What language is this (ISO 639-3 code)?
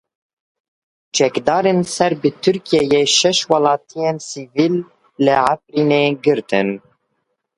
kur